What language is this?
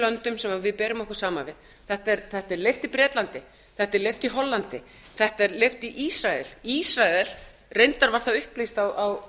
Icelandic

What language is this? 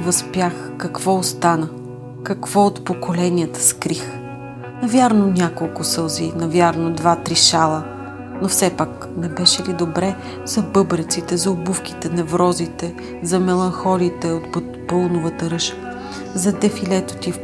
Bulgarian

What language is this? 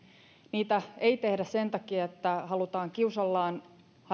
Finnish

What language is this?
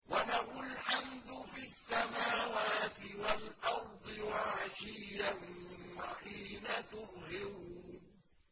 Arabic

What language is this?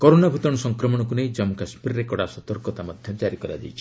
Odia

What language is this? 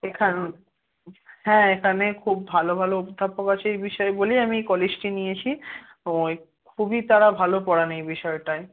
Bangla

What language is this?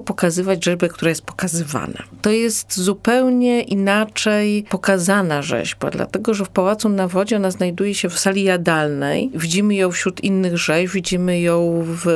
Polish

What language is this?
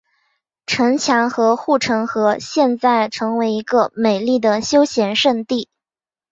Chinese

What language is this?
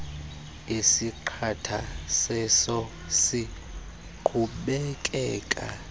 Xhosa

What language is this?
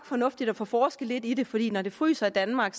Danish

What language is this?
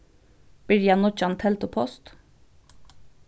Faroese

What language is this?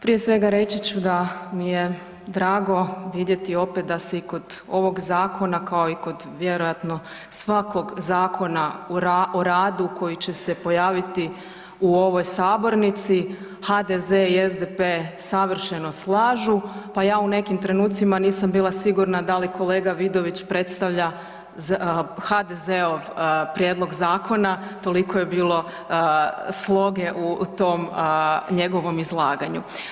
Croatian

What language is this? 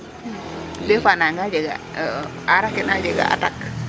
Serer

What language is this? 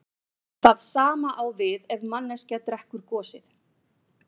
Icelandic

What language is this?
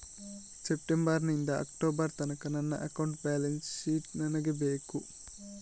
Kannada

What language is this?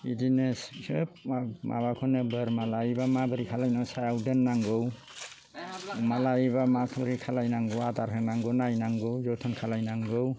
Bodo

